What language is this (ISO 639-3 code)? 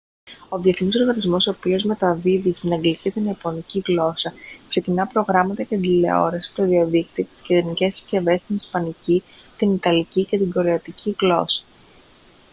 ell